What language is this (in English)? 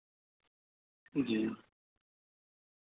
Urdu